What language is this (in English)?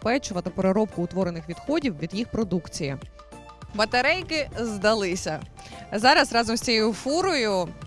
Ukrainian